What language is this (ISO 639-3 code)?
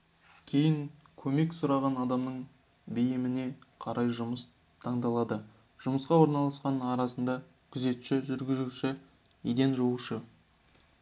kaz